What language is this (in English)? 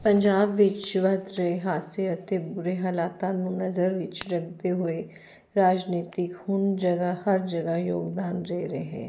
Punjabi